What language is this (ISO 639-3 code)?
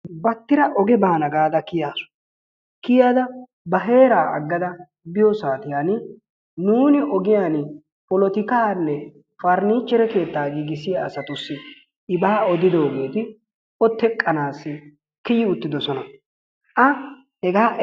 wal